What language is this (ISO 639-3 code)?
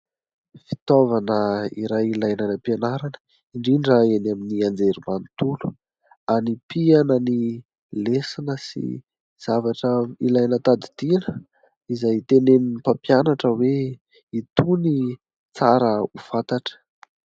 mlg